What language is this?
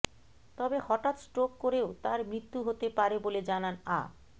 Bangla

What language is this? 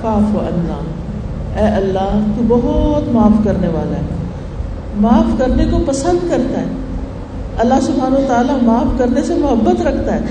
Urdu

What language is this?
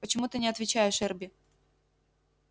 Russian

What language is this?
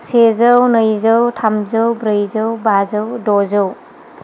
Bodo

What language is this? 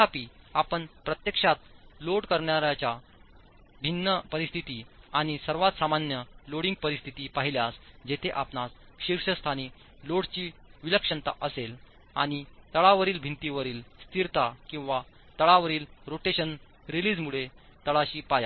Marathi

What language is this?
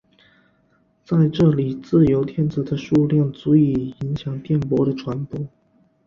Chinese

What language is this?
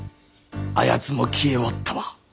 Japanese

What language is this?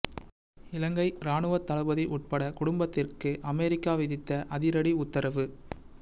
Tamil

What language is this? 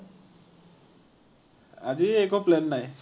Assamese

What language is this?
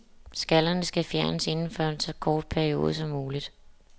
Danish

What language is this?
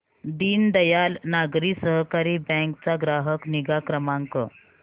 Marathi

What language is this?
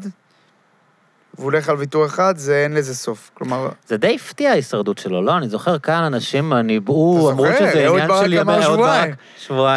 Hebrew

